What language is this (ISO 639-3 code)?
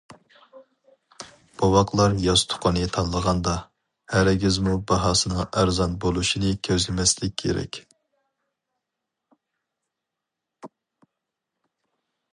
uig